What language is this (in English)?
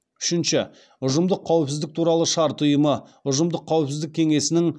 Kazakh